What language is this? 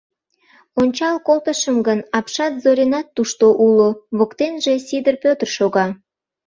Mari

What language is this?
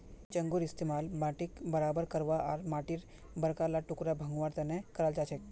Magahi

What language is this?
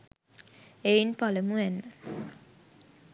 Sinhala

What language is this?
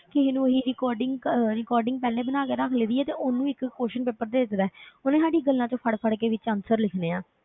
Punjabi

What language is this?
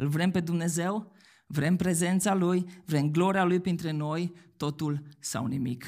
Romanian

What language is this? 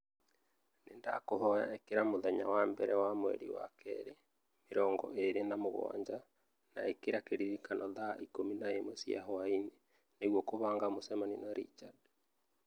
Kikuyu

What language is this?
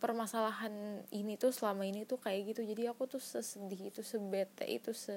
Indonesian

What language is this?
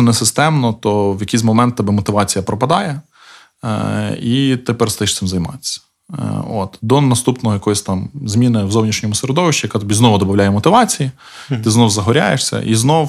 Ukrainian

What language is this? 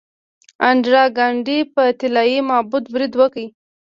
Pashto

